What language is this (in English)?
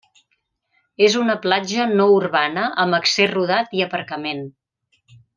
Catalan